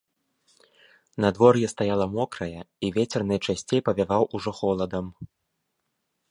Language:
Belarusian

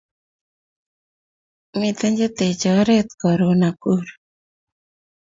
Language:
Kalenjin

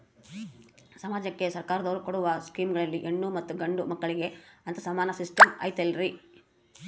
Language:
Kannada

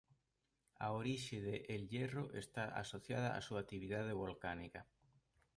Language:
Galician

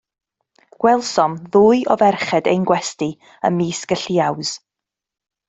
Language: Welsh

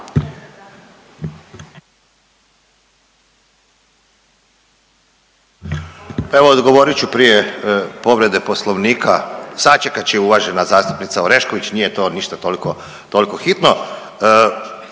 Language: Croatian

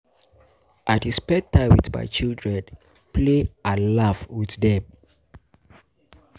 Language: Nigerian Pidgin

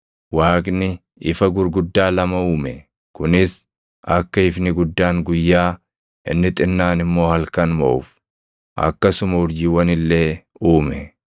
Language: Oromo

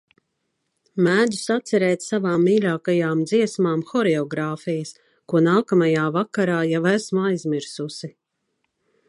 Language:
Latvian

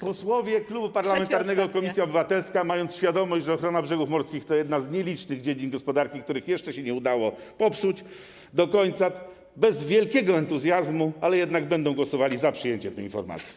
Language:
Polish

